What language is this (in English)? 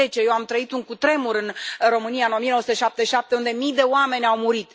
Romanian